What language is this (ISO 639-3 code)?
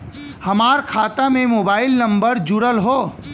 bho